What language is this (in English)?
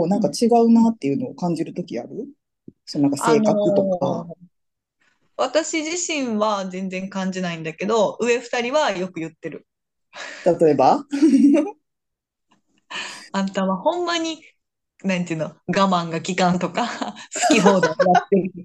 Japanese